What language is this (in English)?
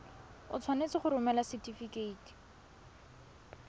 Tswana